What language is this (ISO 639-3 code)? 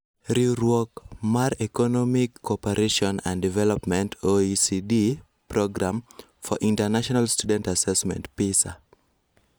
luo